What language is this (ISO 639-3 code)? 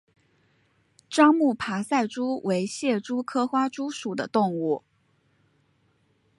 zho